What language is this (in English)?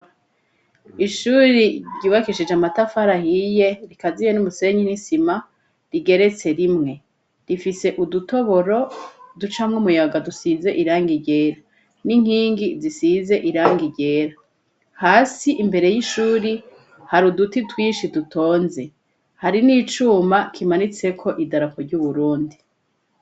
Rundi